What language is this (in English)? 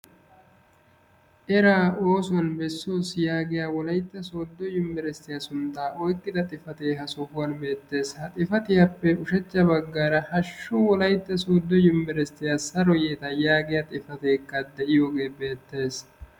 Wolaytta